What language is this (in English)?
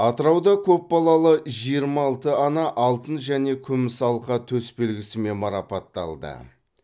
Kazakh